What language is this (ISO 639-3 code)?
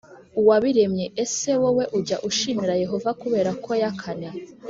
kin